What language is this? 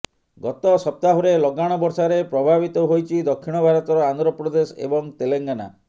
Odia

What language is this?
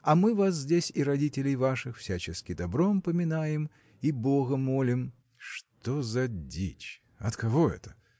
Russian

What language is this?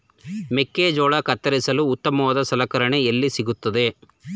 Kannada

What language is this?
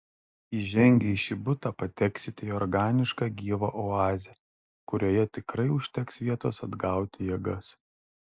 Lithuanian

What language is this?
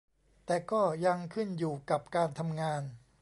Thai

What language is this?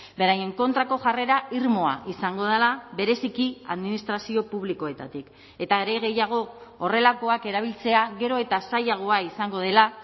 Basque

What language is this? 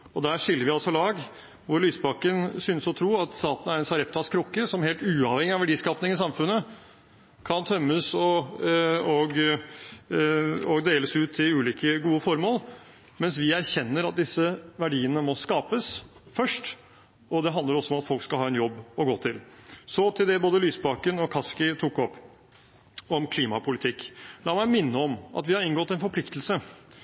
Norwegian Bokmål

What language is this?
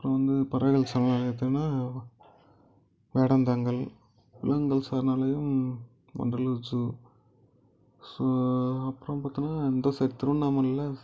Tamil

